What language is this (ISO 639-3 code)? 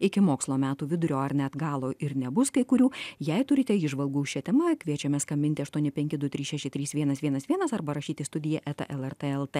lit